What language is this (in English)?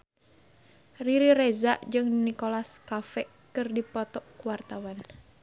Sundanese